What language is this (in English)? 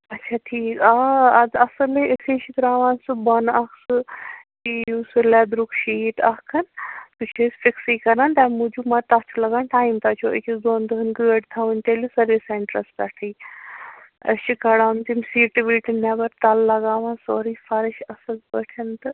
Kashmiri